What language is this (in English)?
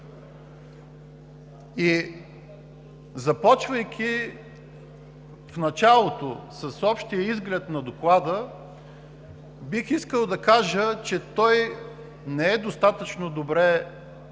Bulgarian